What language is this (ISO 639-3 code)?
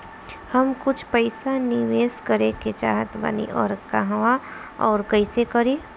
bho